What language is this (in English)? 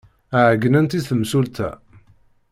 Kabyle